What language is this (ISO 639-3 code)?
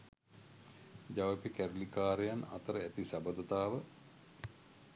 sin